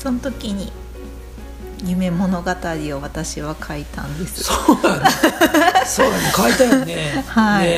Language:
Japanese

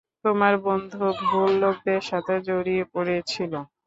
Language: Bangla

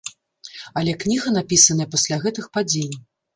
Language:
Belarusian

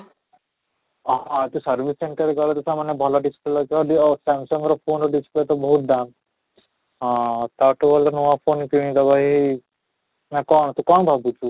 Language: Odia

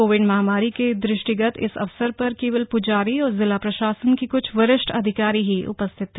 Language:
Hindi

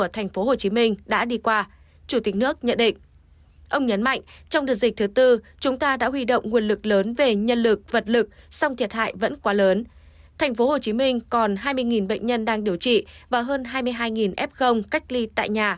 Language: Vietnamese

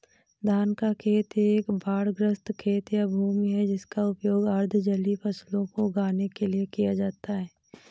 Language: Hindi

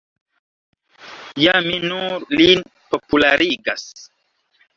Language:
Esperanto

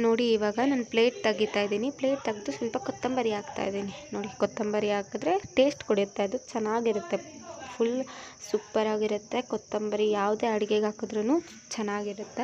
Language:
Hindi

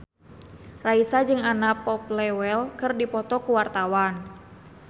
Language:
Sundanese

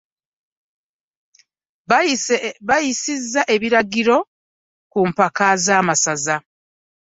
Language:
Ganda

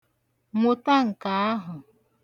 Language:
Igbo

